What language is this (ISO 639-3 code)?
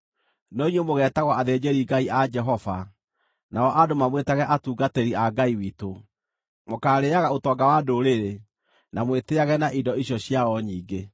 kik